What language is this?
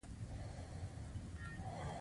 Pashto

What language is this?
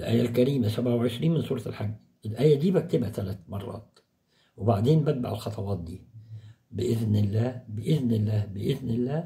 Arabic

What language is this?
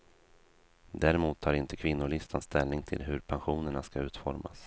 Swedish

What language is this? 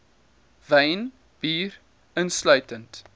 Afrikaans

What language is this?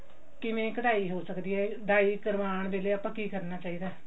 Punjabi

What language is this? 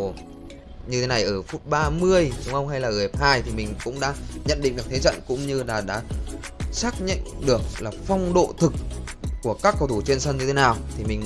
Vietnamese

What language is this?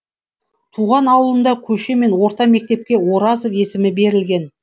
Kazakh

